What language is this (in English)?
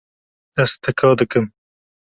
Kurdish